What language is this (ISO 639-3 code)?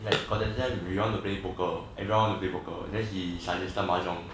eng